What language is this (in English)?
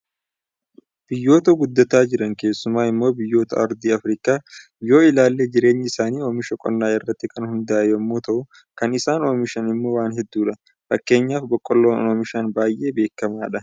Oromo